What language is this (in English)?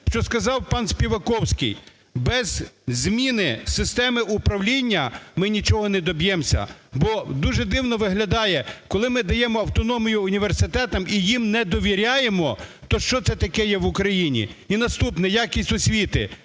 Ukrainian